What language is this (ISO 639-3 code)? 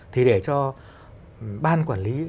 vie